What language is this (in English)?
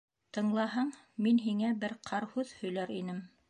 Bashkir